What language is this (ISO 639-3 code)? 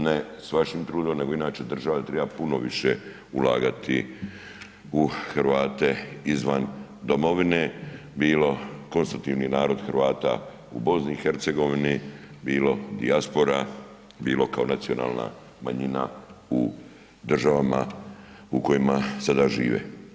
hrv